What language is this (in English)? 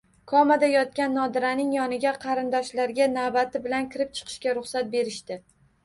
Uzbek